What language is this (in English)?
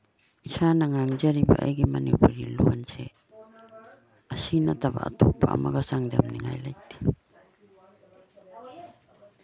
Manipuri